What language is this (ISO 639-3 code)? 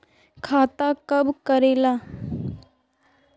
mag